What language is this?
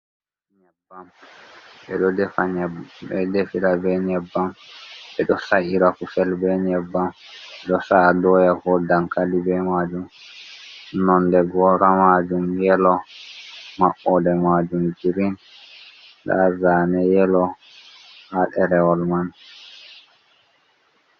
Fula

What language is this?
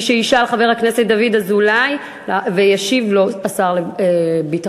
Hebrew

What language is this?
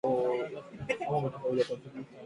Swahili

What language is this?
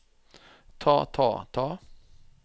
Norwegian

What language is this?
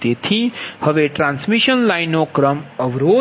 Gujarati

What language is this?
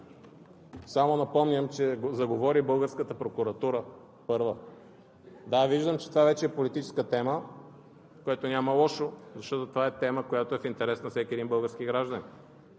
Bulgarian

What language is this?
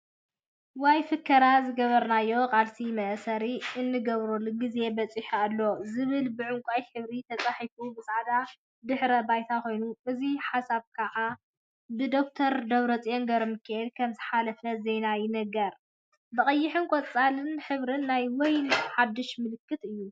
Tigrinya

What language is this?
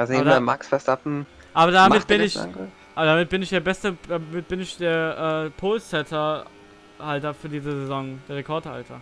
German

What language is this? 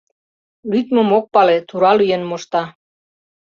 Mari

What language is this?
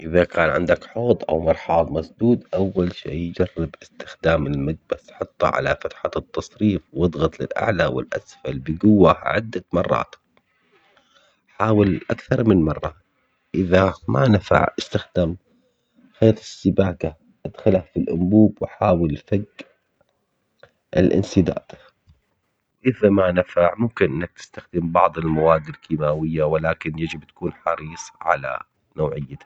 Omani Arabic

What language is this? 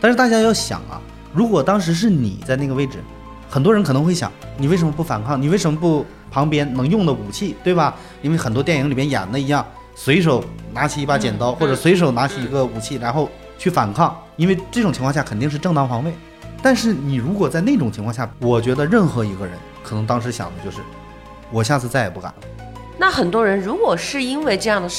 Chinese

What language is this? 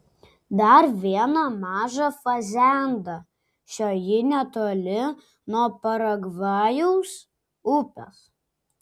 Lithuanian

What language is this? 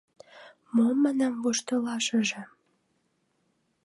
Mari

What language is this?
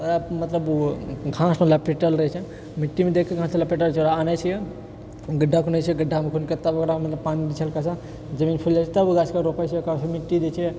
Maithili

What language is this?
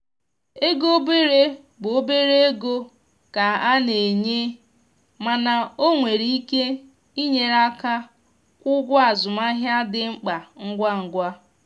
Igbo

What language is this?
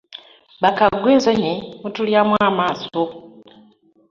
Ganda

